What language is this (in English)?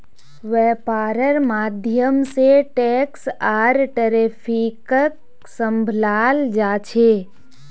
Magahi